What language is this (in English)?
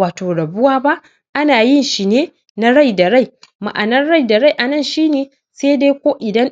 Hausa